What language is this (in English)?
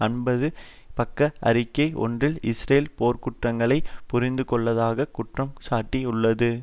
Tamil